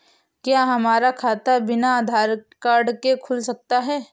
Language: Hindi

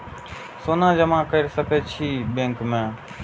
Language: Maithili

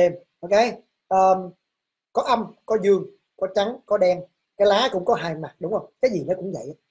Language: Vietnamese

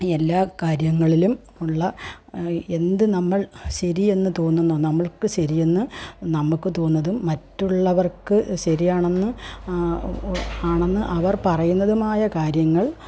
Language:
Malayalam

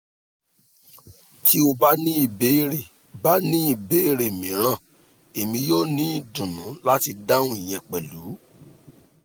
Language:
Yoruba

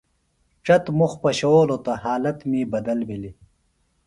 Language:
Phalura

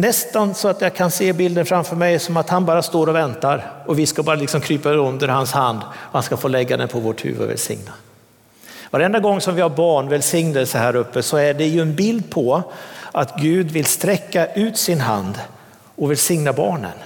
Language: Swedish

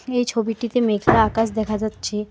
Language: Bangla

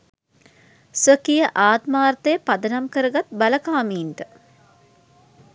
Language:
Sinhala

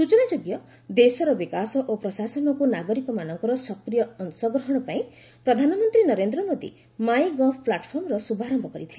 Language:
Odia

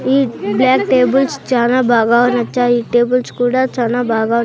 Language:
Telugu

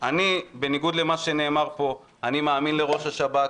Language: Hebrew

